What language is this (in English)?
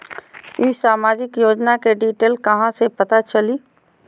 Magahi